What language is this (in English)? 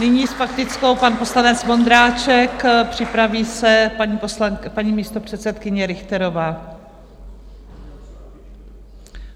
Czech